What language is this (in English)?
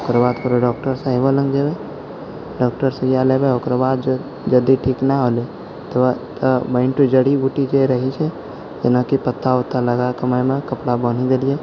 Maithili